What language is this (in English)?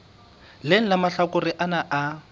Southern Sotho